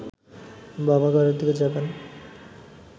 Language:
Bangla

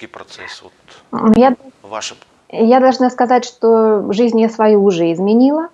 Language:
Russian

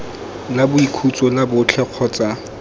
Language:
Tswana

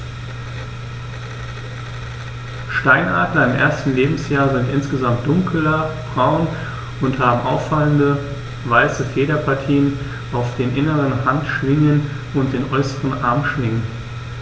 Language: German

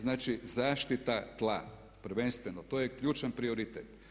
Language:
Croatian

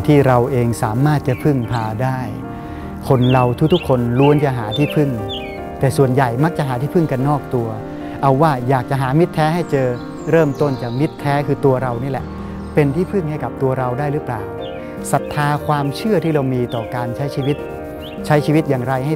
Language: Thai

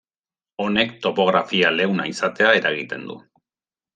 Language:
Basque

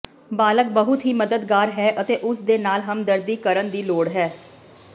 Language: Punjabi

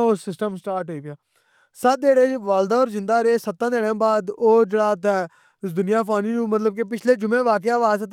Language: Pahari-Potwari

